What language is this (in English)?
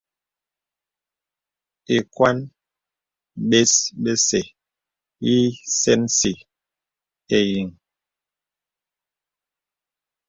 Bebele